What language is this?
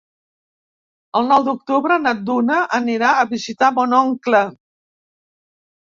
Catalan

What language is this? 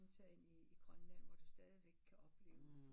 Danish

